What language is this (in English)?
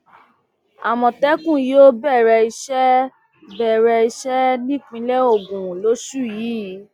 Yoruba